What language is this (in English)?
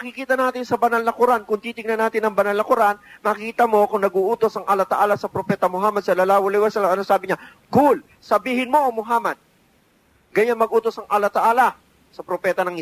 Filipino